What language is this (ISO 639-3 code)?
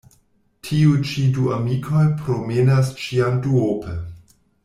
epo